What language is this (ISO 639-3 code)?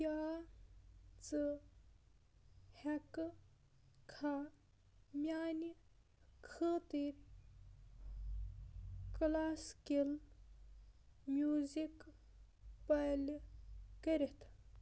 kas